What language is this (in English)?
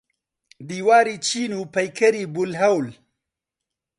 Central Kurdish